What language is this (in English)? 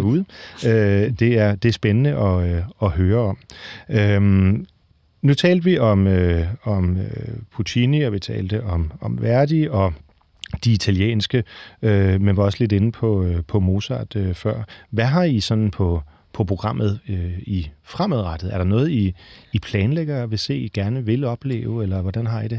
Danish